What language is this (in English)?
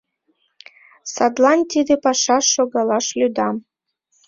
Mari